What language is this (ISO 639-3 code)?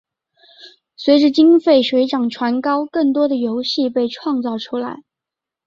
zho